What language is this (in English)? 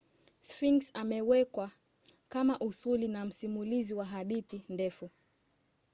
Swahili